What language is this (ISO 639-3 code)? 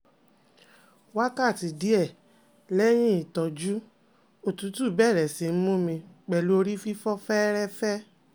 yor